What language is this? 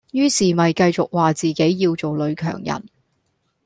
Cantonese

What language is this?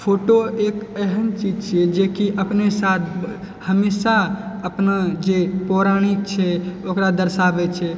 Maithili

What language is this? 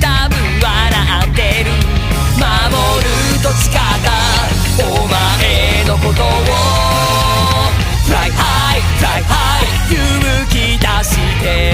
Japanese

